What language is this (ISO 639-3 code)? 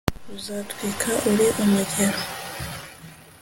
kin